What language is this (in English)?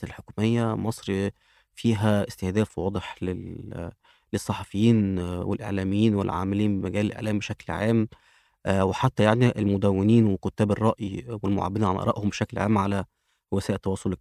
Arabic